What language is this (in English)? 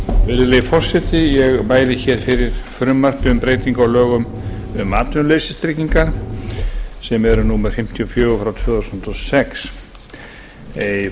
Icelandic